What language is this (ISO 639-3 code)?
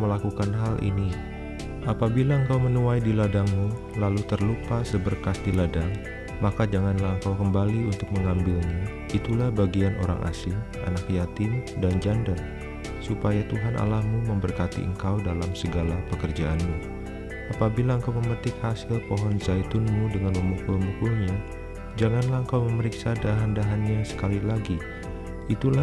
ind